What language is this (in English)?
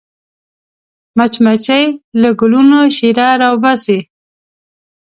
Pashto